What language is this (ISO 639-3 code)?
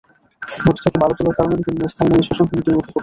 ben